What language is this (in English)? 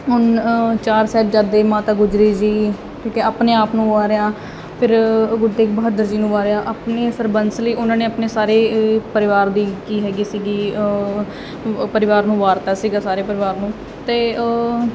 Punjabi